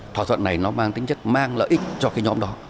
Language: Vietnamese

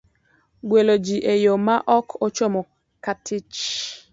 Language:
Luo (Kenya and Tanzania)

